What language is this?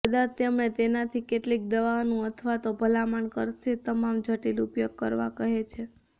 Gujarati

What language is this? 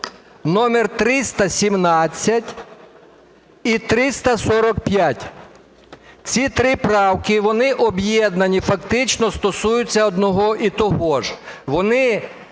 Ukrainian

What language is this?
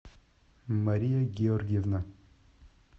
Russian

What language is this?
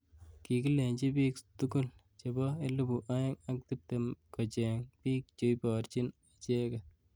Kalenjin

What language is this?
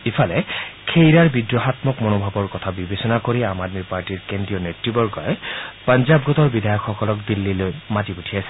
Assamese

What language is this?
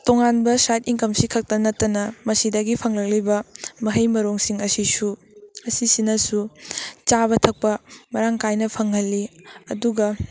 Manipuri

